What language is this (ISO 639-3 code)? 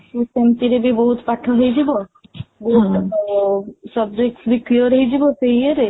ori